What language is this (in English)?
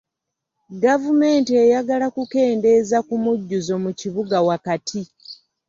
Ganda